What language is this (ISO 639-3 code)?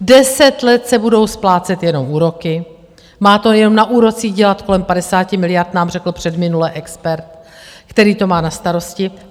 ces